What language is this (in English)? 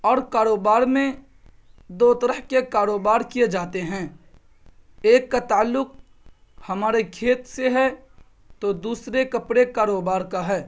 Urdu